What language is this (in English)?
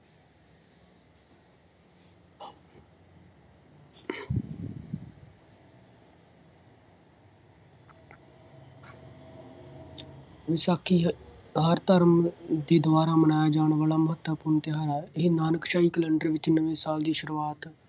Punjabi